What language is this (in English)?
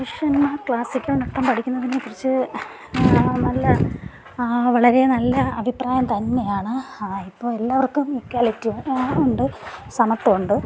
Malayalam